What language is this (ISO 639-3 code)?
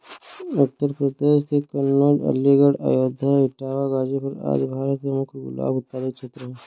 hin